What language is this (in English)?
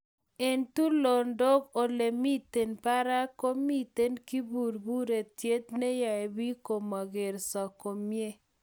Kalenjin